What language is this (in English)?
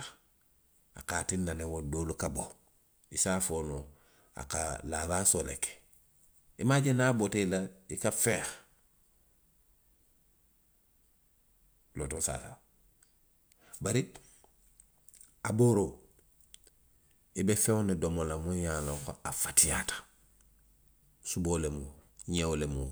Western Maninkakan